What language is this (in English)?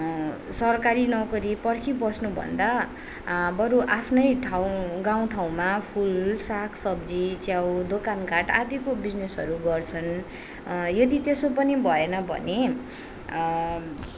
Nepali